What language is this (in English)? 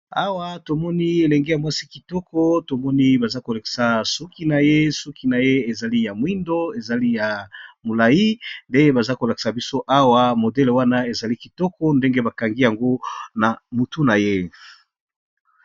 Lingala